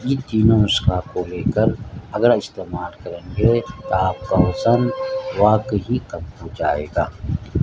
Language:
Urdu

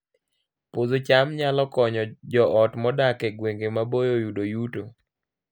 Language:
Luo (Kenya and Tanzania)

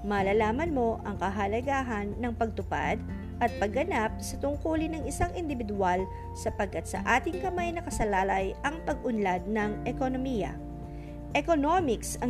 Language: Filipino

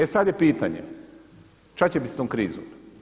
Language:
Croatian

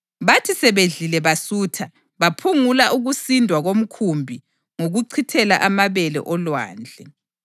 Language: North Ndebele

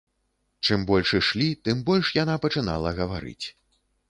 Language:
Belarusian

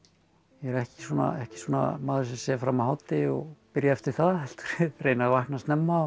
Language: Icelandic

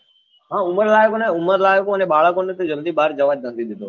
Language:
Gujarati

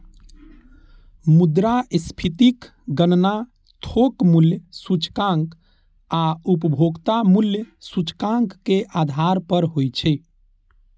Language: Maithili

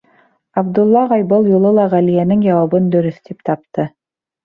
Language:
Bashkir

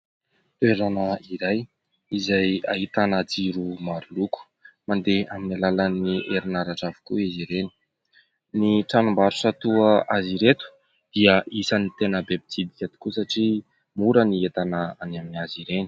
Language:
Malagasy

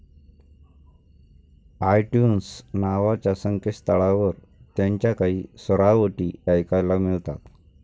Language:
Marathi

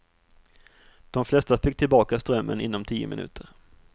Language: Swedish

